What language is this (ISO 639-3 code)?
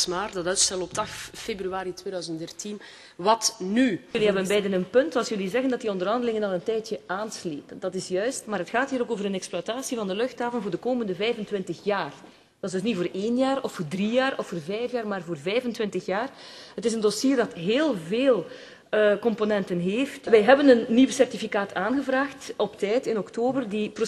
nld